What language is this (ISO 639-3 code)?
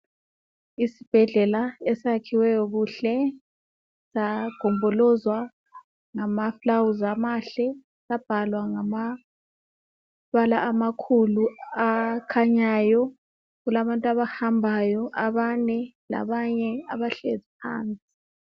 nde